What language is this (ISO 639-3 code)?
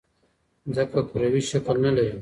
pus